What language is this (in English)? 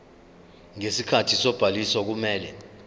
Zulu